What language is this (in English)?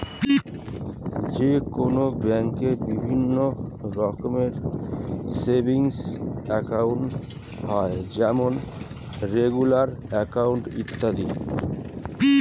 Bangla